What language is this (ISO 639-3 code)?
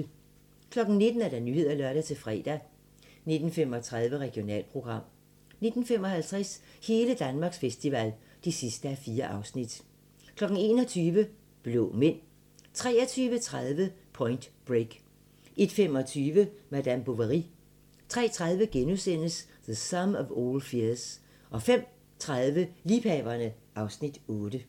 dan